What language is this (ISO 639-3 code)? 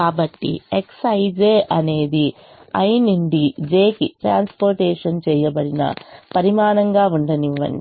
tel